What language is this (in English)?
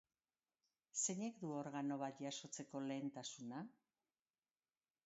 Basque